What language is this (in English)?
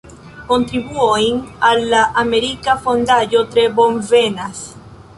Esperanto